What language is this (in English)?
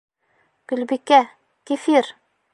Bashkir